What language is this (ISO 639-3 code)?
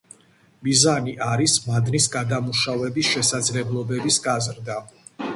kat